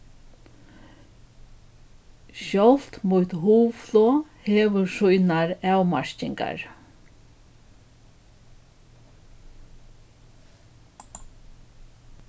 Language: Faroese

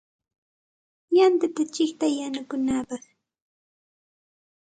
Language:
Santa Ana de Tusi Pasco Quechua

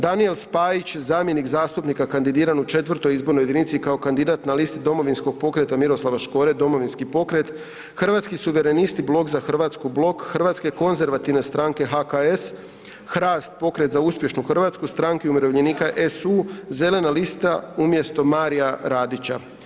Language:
Croatian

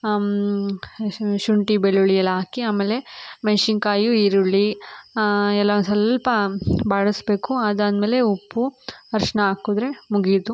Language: Kannada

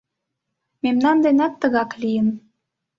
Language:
Mari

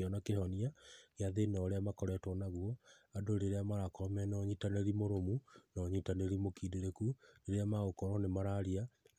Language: Kikuyu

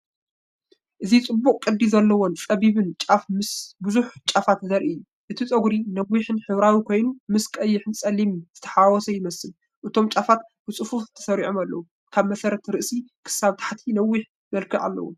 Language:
Tigrinya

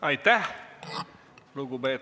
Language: Estonian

